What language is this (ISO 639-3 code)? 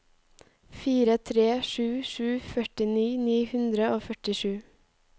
nor